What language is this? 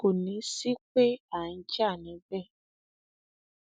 Yoruba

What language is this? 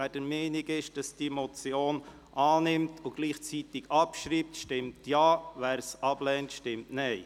Swiss German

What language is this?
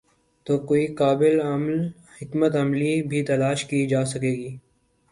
Urdu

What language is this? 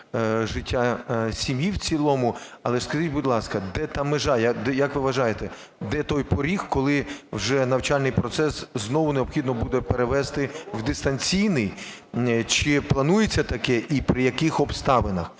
Ukrainian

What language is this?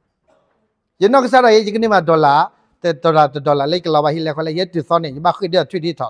Thai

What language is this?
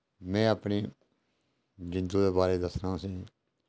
Dogri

